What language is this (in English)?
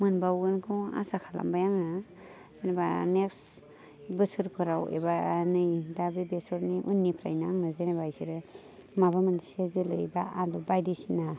Bodo